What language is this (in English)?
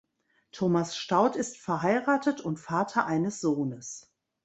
German